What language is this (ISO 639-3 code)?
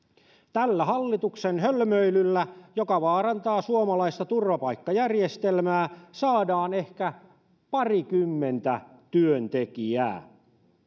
fin